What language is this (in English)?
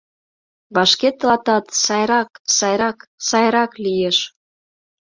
Mari